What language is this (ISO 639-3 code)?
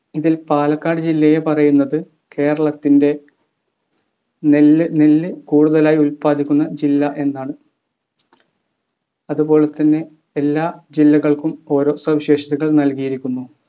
mal